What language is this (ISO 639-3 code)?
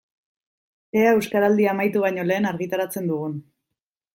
eus